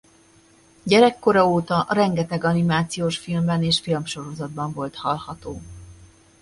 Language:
Hungarian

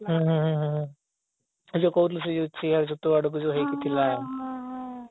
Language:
Odia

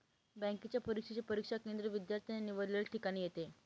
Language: Marathi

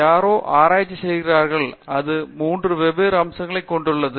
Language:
Tamil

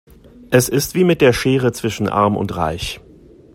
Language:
German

